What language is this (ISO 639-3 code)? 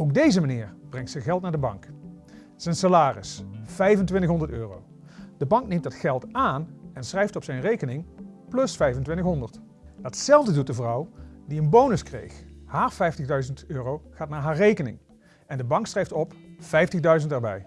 nld